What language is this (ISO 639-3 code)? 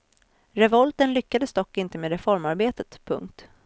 swe